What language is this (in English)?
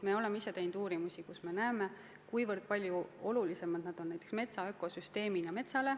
Estonian